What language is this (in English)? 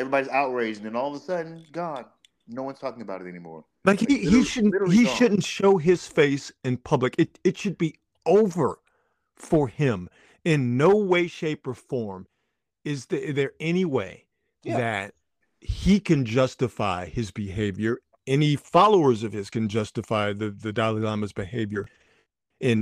English